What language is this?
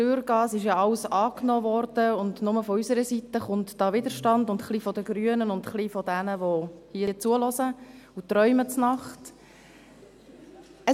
Swiss German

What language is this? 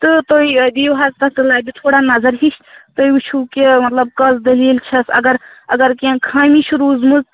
Kashmiri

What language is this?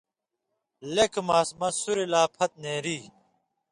Indus Kohistani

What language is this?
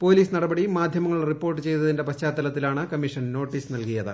Malayalam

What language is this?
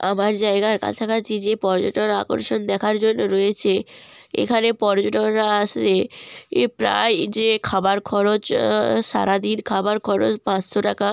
Bangla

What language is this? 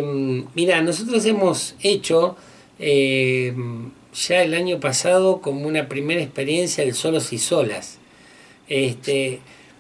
Spanish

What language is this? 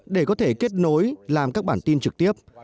Vietnamese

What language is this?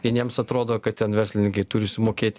Lithuanian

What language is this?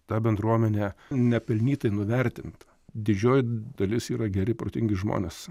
Lithuanian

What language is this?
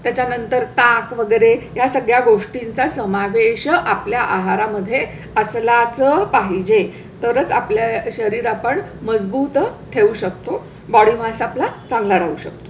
Marathi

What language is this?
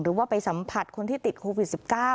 Thai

